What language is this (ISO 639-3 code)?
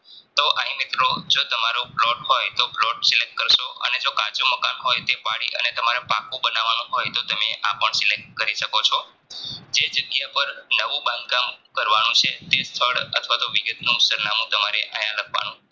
guj